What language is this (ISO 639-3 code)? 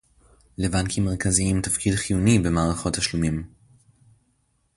heb